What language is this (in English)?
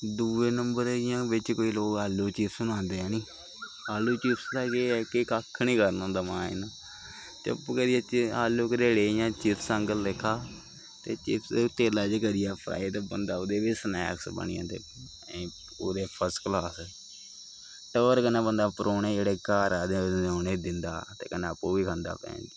Dogri